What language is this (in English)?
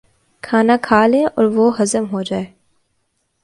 Urdu